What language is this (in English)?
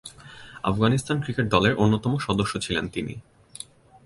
Bangla